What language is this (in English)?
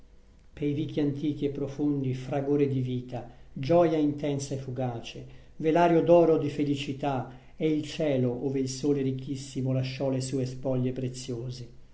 Italian